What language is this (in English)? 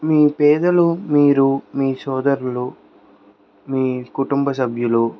Telugu